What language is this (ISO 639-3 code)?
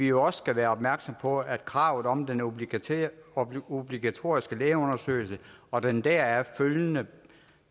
dan